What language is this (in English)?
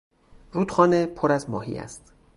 Persian